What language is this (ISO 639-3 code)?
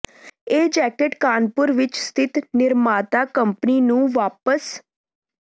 pan